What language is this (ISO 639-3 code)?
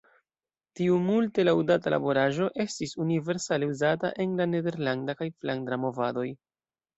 epo